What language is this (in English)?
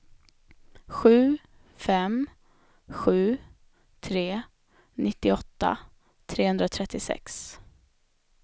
Swedish